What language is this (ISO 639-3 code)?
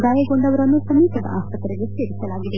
kan